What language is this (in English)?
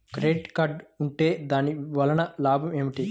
Telugu